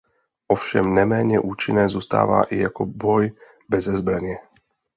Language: Czech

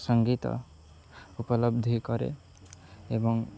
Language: Odia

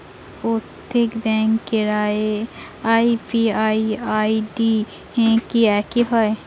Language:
Bangla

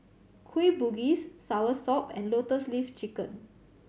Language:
English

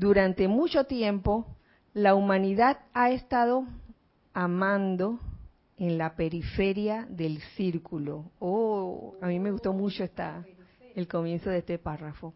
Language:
Spanish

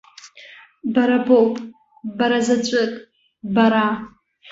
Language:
Abkhazian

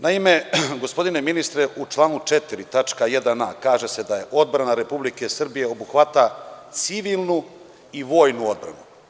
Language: Serbian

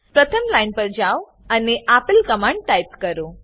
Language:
Gujarati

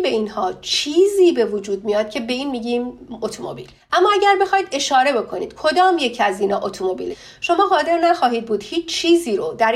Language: Persian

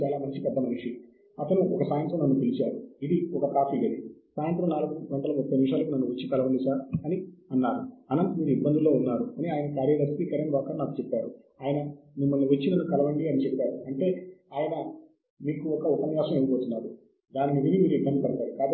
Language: Telugu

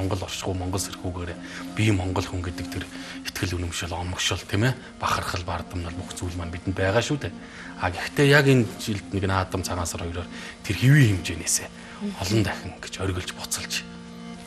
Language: Romanian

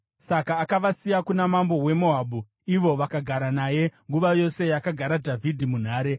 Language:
Shona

